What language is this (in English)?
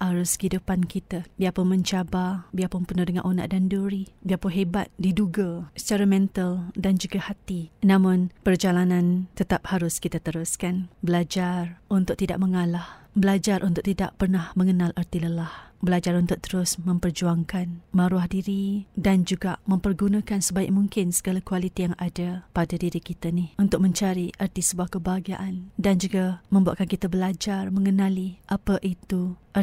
Malay